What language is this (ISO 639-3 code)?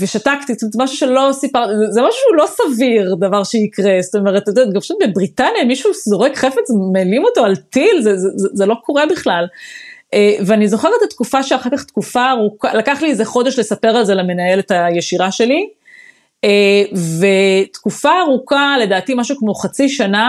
heb